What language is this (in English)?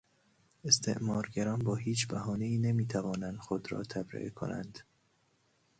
Persian